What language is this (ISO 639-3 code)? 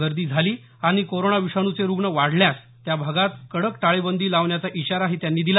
mar